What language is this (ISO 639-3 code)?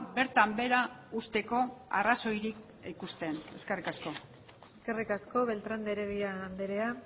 eus